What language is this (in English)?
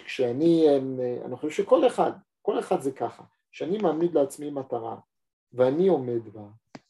Hebrew